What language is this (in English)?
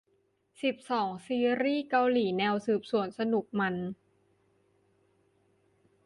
Thai